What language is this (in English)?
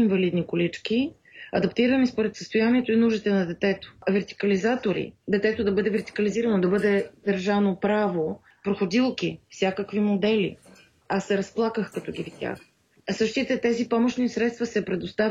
Bulgarian